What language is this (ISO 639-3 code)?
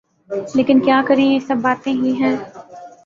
urd